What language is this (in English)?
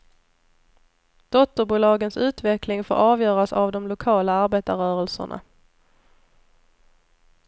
Swedish